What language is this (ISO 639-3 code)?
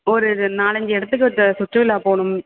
tam